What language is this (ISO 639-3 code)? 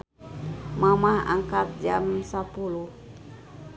sun